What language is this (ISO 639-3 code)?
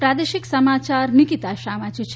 guj